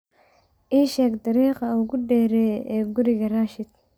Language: Somali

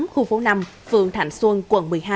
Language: Vietnamese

